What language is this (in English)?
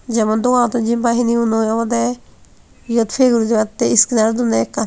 Chakma